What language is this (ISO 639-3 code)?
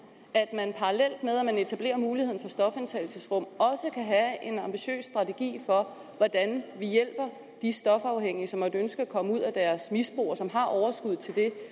dan